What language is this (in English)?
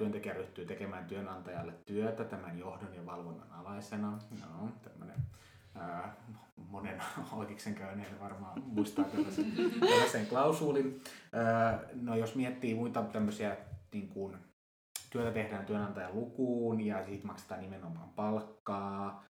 Finnish